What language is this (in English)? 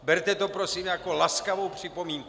Czech